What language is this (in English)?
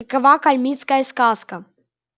Russian